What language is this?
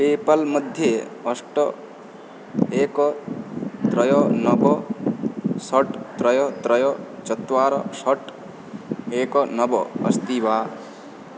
Sanskrit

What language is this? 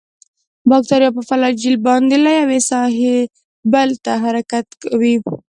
Pashto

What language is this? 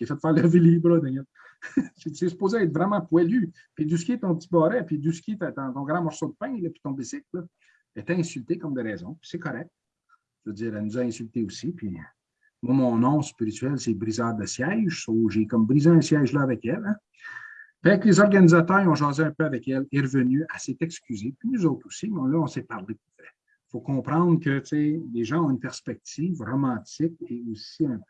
French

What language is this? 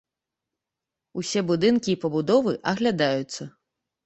Belarusian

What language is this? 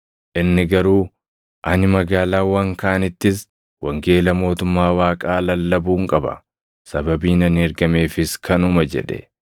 Oromo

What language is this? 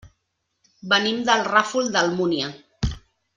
Catalan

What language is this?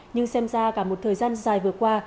Vietnamese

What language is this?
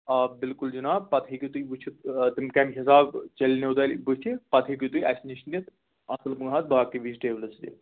Kashmiri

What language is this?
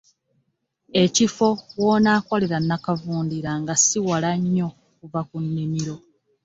Ganda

